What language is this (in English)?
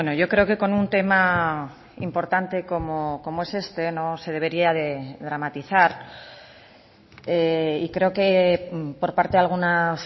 Spanish